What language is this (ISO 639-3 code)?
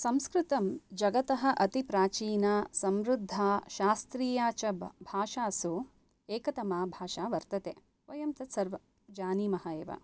san